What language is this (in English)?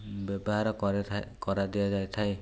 Odia